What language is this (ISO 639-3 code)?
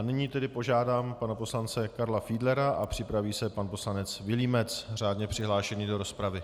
ces